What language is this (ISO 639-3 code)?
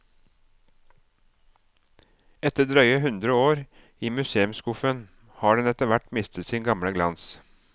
nor